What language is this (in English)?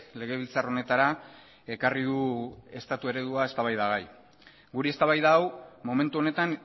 Basque